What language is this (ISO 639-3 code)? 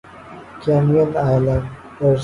urd